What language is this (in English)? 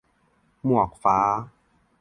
Thai